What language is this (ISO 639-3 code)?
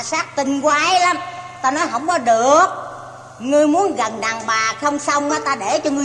vie